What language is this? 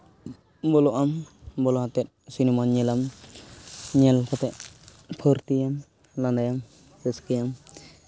Santali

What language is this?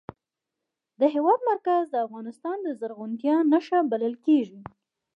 Pashto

